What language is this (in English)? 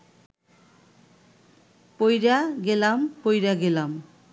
Bangla